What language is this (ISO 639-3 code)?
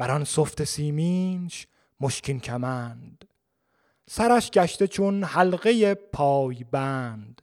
fas